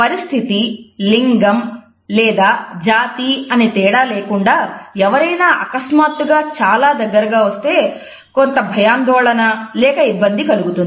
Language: Telugu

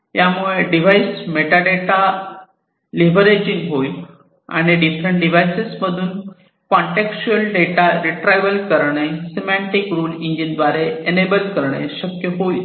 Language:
Marathi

